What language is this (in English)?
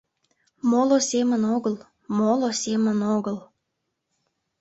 Mari